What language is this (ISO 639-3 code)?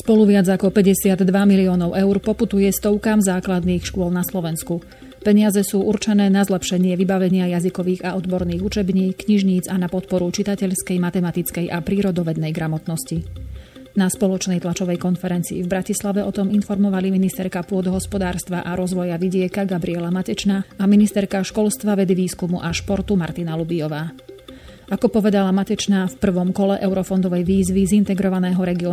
slk